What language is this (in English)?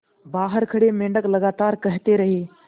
Hindi